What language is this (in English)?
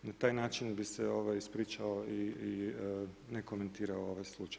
Croatian